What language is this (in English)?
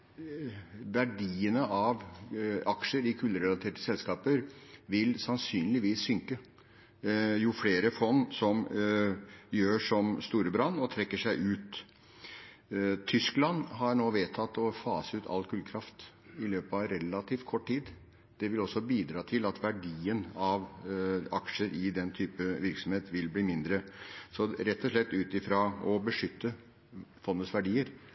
Norwegian Bokmål